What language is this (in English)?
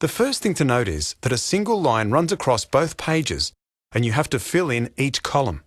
English